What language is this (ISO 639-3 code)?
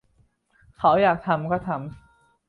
tha